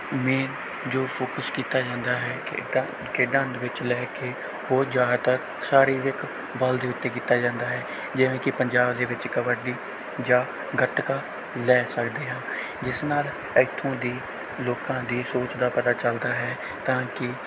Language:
Punjabi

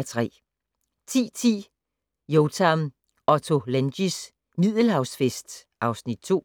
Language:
Danish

